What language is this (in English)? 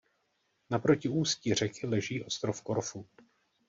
Czech